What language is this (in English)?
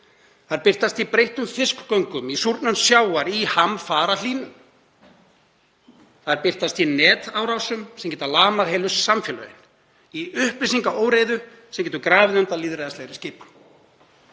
Icelandic